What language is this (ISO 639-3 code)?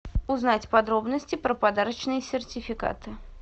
rus